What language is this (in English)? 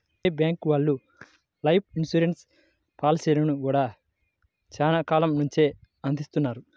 Telugu